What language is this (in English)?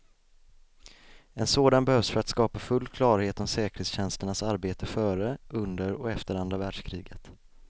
Swedish